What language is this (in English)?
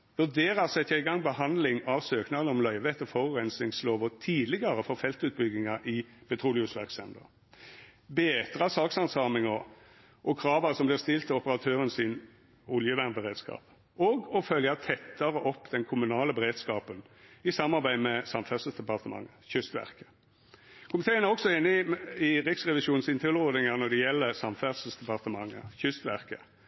Norwegian Nynorsk